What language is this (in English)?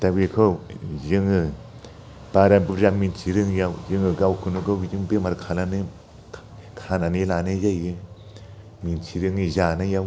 Bodo